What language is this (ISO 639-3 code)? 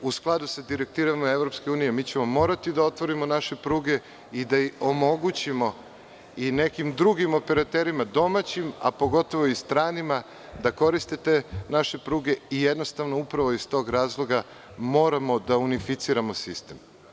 srp